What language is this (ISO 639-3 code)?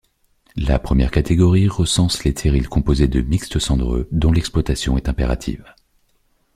fra